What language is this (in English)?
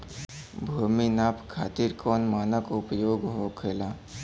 Bhojpuri